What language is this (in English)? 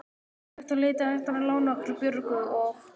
Icelandic